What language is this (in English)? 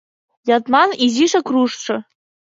Mari